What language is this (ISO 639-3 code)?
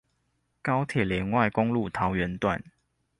zho